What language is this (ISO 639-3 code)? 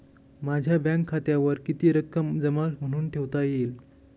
mar